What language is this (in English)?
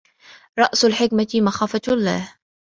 Arabic